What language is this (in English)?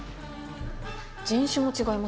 Japanese